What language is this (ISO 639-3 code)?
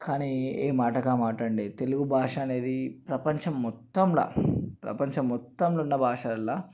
tel